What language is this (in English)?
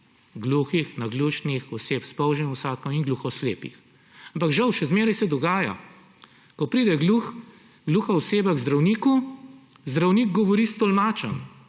Slovenian